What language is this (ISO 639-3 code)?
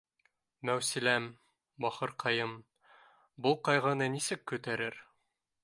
bak